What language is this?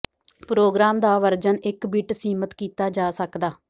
Punjabi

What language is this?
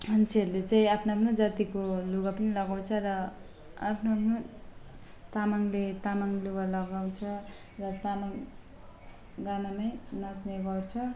Nepali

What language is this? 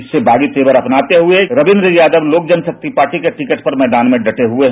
Hindi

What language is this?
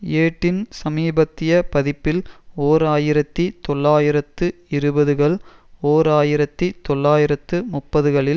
Tamil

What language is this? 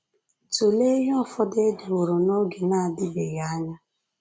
Igbo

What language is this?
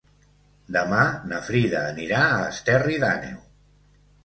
Catalan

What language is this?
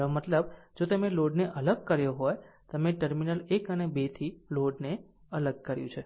Gujarati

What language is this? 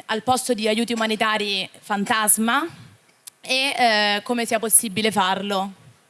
Italian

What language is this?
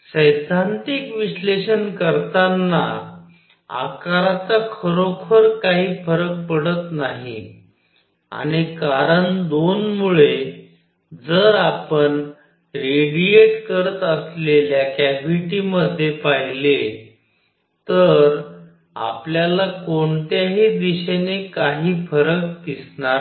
Marathi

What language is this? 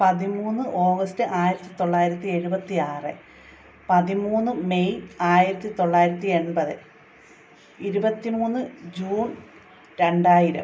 Malayalam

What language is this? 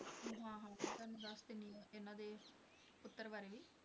Punjabi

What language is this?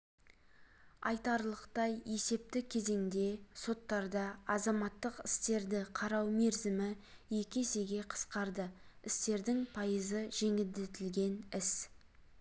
Kazakh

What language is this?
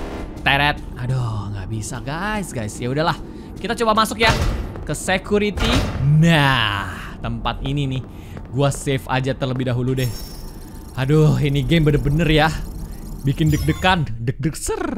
Indonesian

